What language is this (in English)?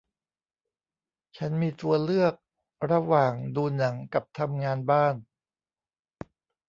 Thai